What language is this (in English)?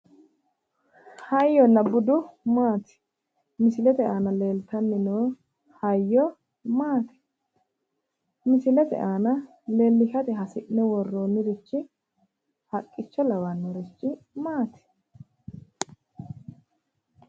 Sidamo